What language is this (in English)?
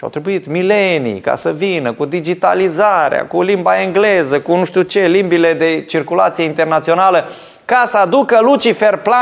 Romanian